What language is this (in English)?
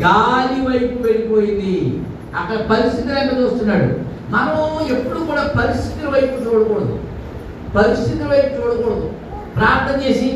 Telugu